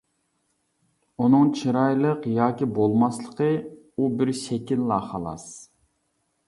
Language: Uyghur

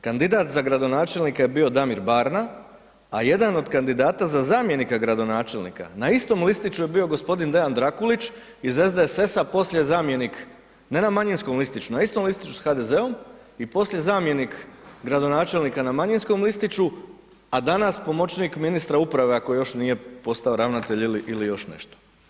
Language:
Croatian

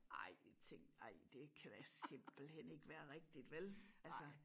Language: Danish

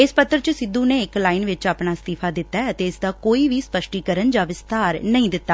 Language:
Punjabi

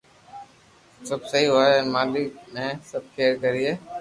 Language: Loarki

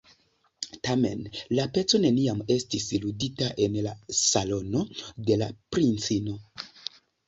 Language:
Esperanto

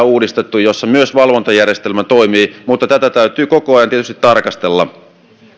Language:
Finnish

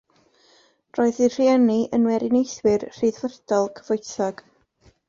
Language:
Welsh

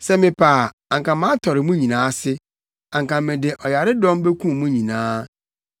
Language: Akan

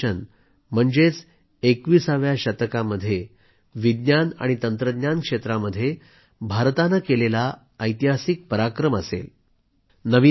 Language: Marathi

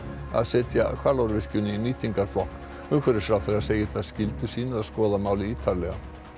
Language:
Icelandic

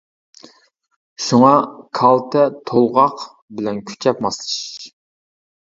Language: Uyghur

